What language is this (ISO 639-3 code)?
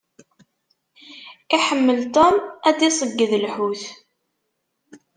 kab